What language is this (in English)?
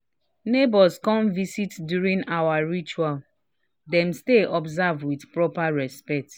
Nigerian Pidgin